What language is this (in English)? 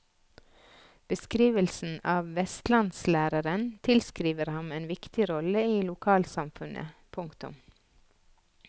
Norwegian